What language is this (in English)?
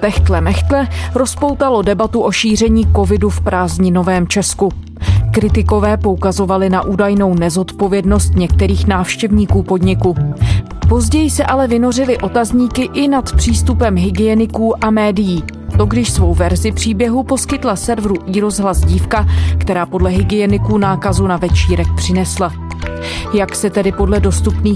Czech